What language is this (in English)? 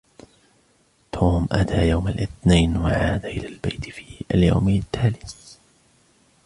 Arabic